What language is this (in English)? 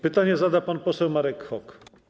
Polish